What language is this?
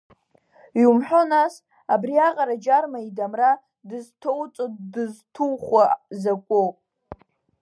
Abkhazian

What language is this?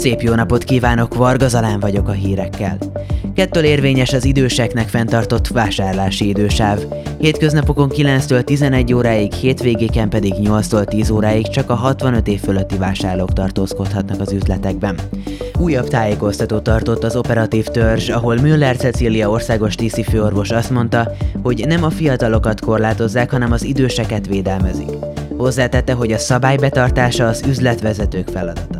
Hungarian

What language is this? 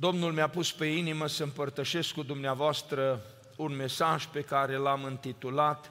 Romanian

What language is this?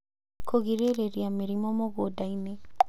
Kikuyu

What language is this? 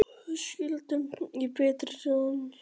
Icelandic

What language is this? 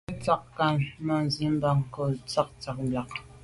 Medumba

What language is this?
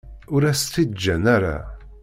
Kabyle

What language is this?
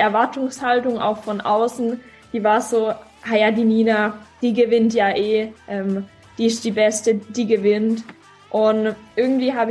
German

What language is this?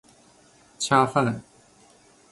Chinese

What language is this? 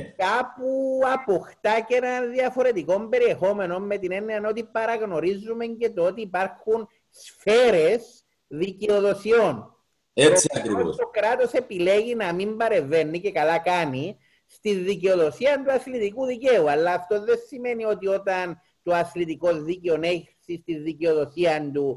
Greek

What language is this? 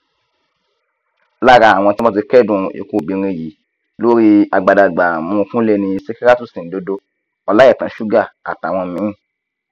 Yoruba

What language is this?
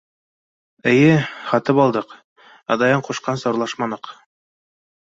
Bashkir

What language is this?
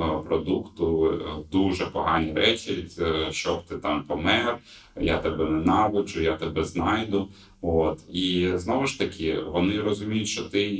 Ukrainian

